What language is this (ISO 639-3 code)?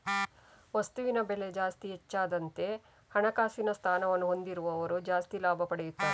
kan